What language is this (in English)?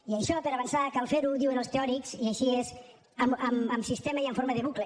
Catalan